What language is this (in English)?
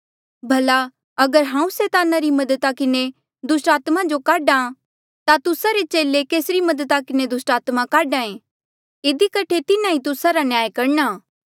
Mandeali